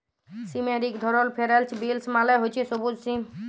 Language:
Bangla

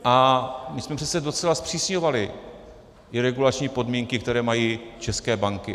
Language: Czech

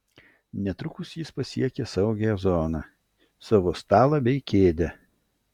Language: Lithuanian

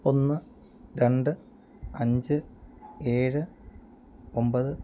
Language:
Malayalam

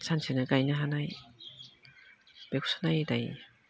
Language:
Bodo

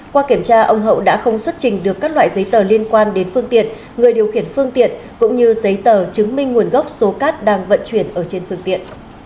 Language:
Vietnamese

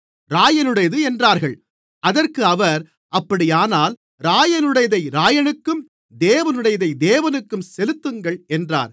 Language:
Tamil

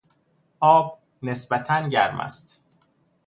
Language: Persian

